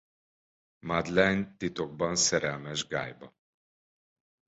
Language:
Hungarian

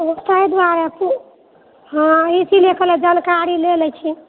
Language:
Maithili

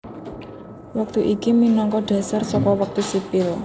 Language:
Javanese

